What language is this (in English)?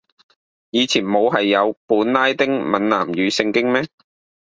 Cantonese